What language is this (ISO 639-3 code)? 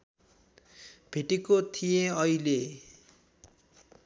nep